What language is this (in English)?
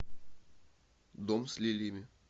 Russian